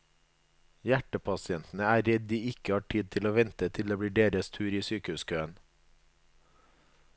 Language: Norwegian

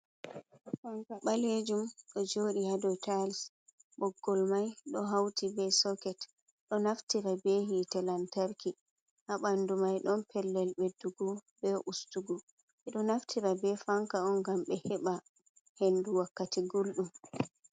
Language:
Fula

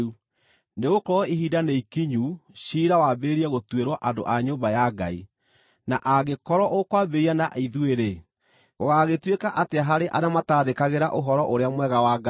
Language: Kikuyu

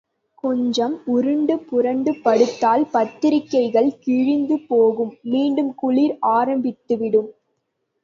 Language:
Tamil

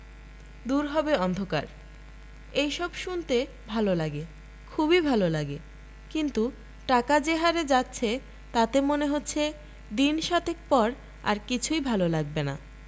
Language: Bangla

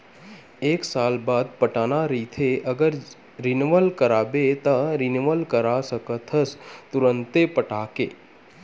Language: Chhattisgarhi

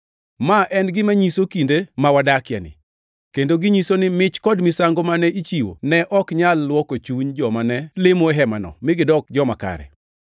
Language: Luo (Kenya and Tanzania)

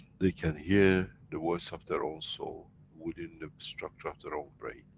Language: English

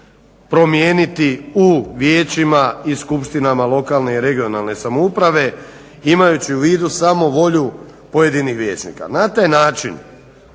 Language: Croatian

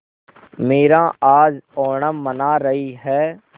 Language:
Hindi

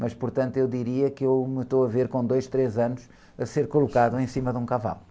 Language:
Portuguese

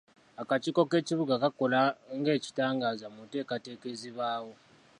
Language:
Ganda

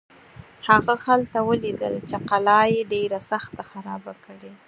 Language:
Pashto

